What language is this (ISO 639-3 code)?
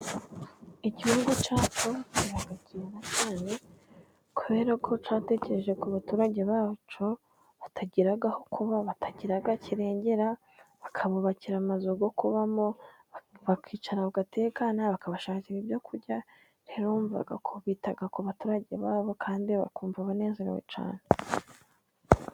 kin